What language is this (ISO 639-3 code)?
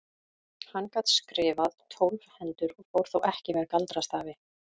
isl